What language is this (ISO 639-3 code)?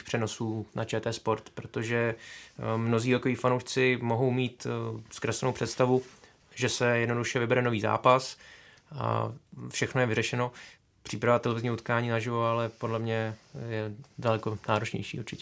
ces